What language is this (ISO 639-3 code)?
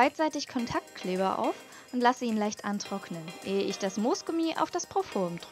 deu